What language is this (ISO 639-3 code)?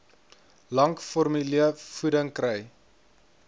afr